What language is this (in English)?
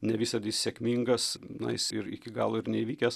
Lithuanian